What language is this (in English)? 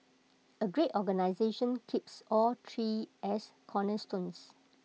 English